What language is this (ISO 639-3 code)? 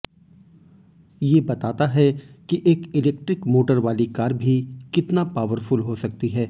hin